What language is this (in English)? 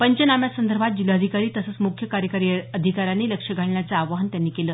Marathi